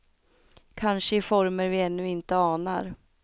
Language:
Swedish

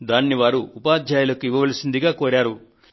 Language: Telugu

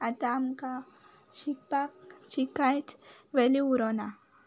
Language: Konkani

